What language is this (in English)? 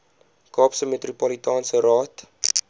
Afrikaans